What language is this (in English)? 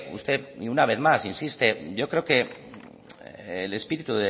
Spanish